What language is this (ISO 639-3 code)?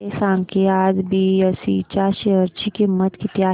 mar